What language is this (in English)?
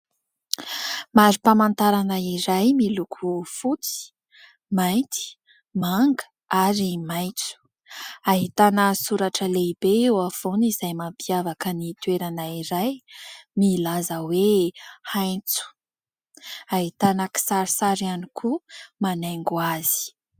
Malagasy